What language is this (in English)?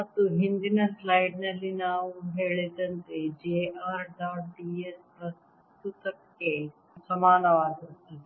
Kannada